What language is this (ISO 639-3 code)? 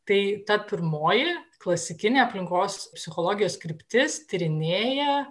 lit